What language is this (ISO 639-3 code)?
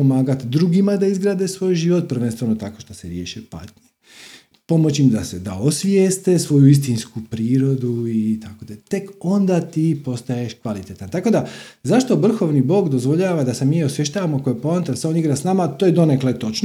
hrv